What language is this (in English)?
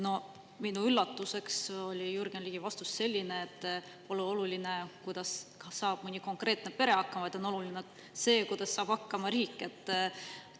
Estonian